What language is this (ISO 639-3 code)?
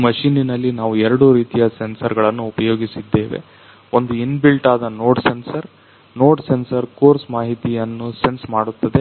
kan